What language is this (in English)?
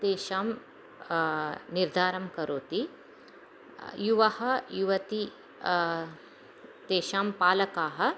Sanskrit